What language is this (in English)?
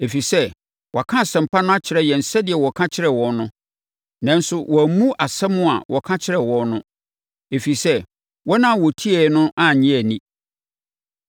Akan